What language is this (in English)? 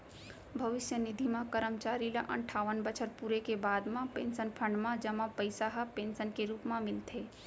Chhattisgarhi